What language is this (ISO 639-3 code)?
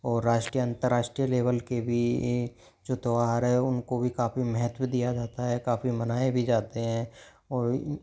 hin